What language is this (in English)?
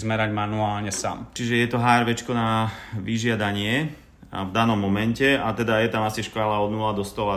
Slovak